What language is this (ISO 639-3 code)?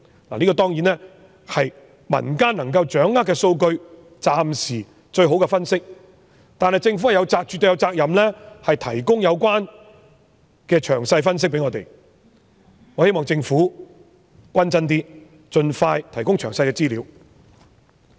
yue